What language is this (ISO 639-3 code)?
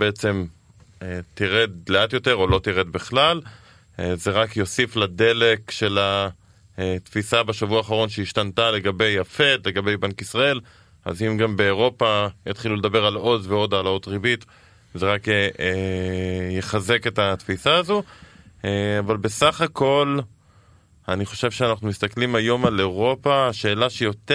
heb